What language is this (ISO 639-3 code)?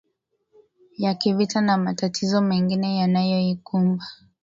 swa